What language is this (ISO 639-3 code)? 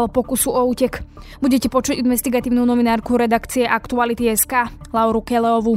slk